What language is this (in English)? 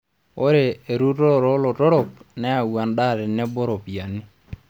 Masai